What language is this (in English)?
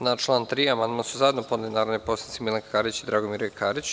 Serbian